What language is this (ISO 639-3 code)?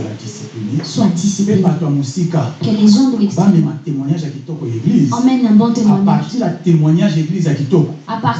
fra